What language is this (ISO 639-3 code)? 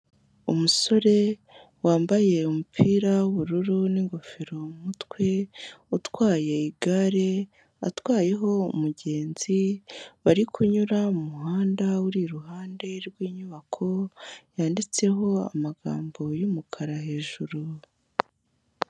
kin